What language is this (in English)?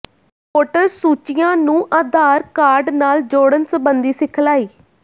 Punjabi